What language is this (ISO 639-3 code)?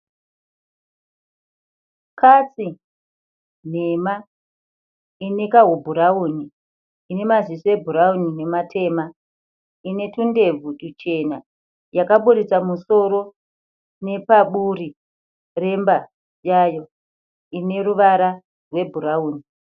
sna